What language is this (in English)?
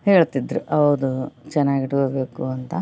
Kannada